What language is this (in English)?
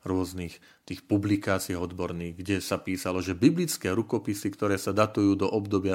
Slovak